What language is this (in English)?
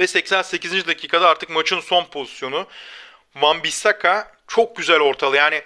Turkish